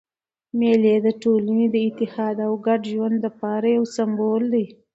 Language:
Pashto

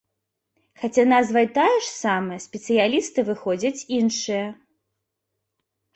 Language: Belarusian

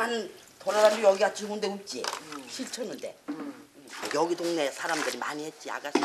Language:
Korean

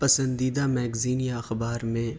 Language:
Urdu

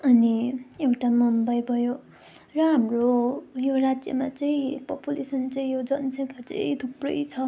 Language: Nepali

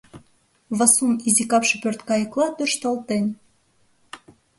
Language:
Mari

